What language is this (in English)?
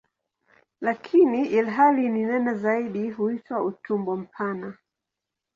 Swahili